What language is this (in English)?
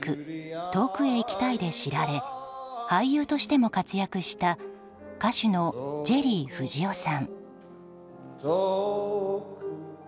Japanese